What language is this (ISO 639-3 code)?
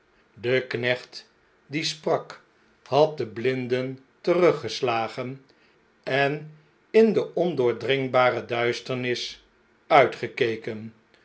nld